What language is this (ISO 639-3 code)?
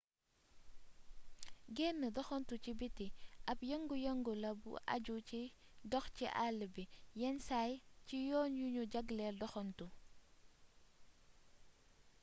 wol